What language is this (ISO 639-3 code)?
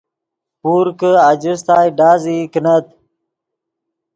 ydg